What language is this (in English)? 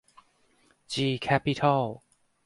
Thai